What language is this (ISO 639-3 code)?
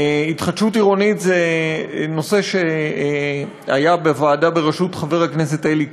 heb